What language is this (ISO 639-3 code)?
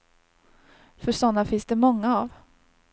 swe